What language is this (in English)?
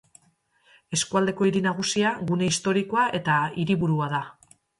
Basque